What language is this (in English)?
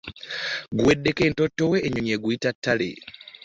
Ganda